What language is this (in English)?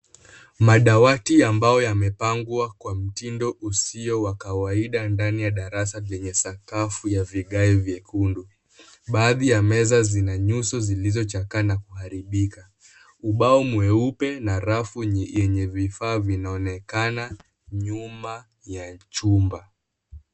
Swahili